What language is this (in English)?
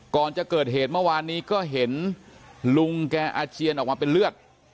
Thai